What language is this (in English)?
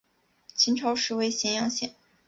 Chinese